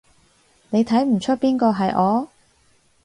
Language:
Cantonese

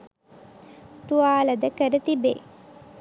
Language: Sinhala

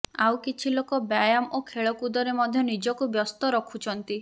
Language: Odia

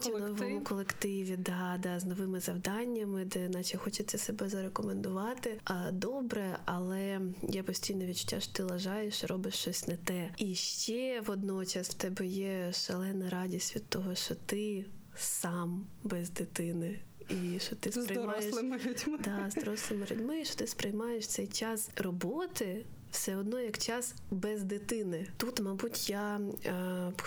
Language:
Ukrainian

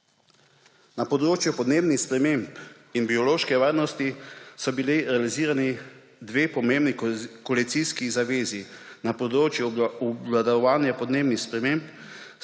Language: Slovenian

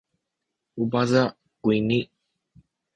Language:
Sakizaya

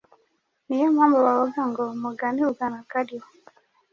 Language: Kinyarwanda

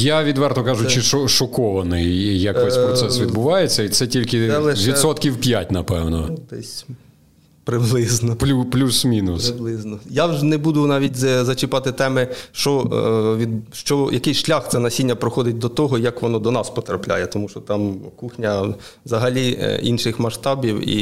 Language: Ukrainian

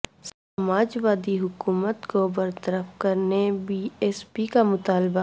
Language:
Urdu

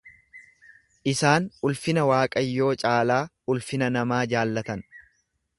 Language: Oromo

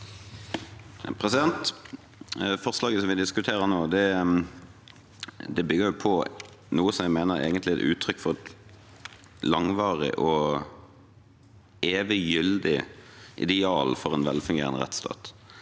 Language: Norwegian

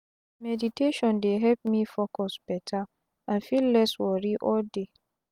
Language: Nigerian Pidgin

